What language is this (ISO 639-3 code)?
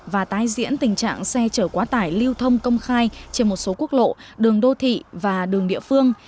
vie